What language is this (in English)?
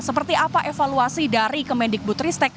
Indonesian